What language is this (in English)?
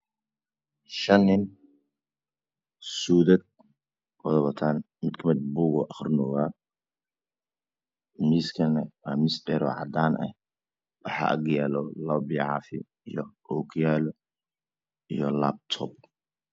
Somali